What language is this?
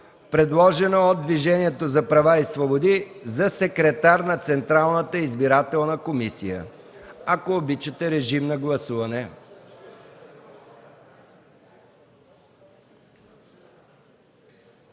Bulgarian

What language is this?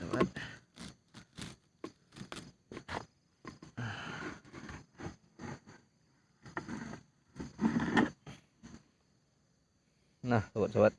Indonesian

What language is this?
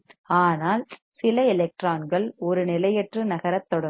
Tamil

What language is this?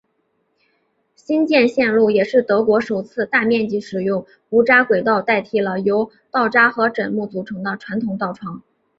Chinese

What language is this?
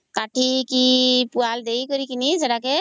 Odia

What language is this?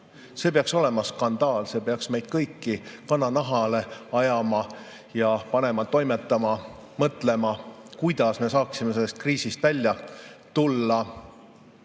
Estonian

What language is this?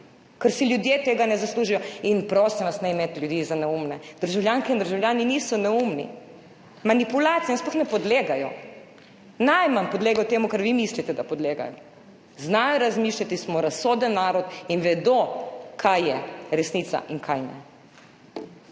Slovenian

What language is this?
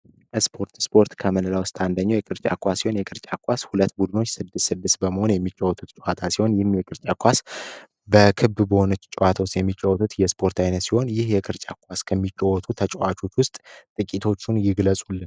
Amharic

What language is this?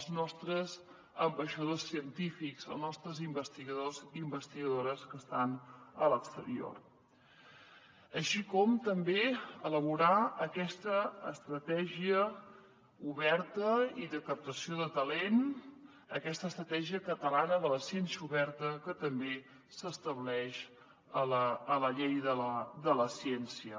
Catalan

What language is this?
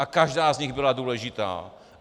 Czech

